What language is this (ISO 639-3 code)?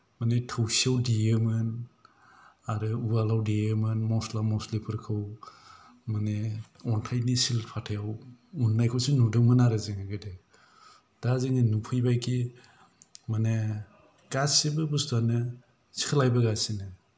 brx